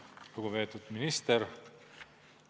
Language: Estonian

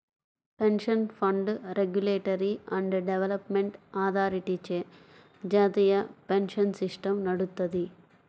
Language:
Telugu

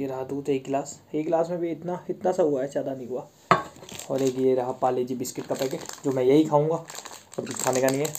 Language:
Hindi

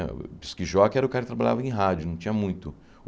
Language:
Portuguese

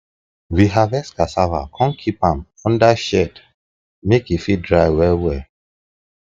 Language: Nigerian Pidgin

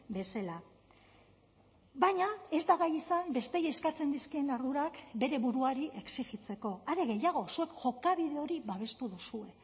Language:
Basque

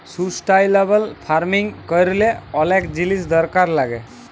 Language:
Bangla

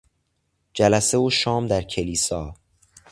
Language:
Persian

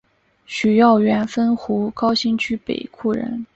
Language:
Chinese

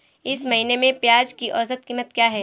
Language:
Hindi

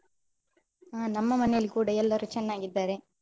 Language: Kannada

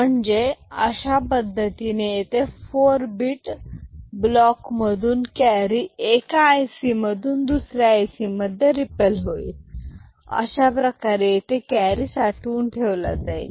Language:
Marathi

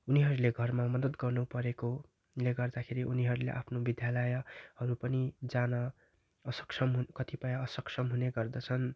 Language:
Nepali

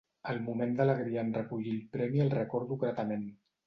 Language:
Catalan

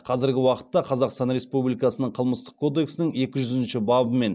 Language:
Kazakh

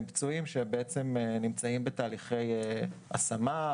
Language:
Hebrew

